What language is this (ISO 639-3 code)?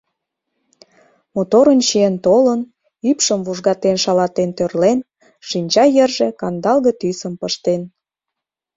chm